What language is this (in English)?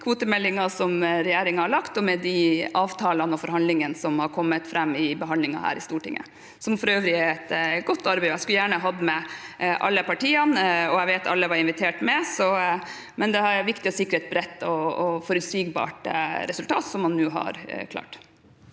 Norwegian